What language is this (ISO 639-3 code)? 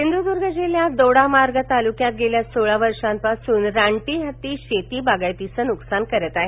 mar